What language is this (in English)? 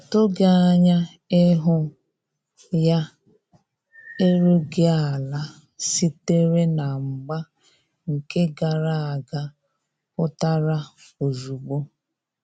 Igbo